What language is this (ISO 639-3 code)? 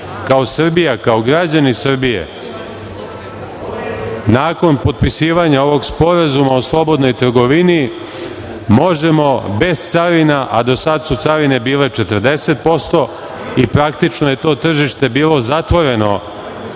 srp